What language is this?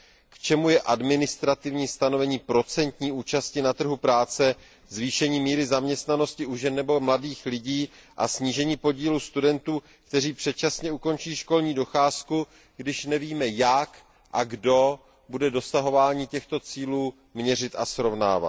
Czech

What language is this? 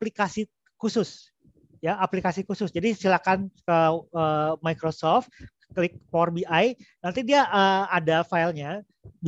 Indonesian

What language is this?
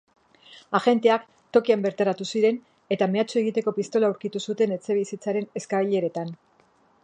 Basque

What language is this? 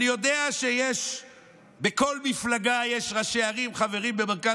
Hebrew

